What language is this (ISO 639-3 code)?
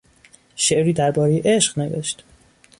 fas